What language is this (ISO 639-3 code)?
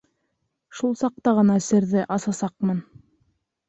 bak